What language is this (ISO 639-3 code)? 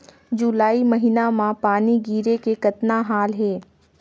hne